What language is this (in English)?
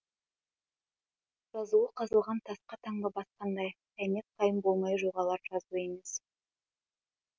Kazakh